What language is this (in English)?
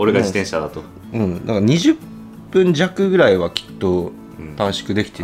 Japanese